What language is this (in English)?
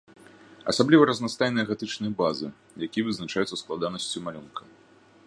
Belarusian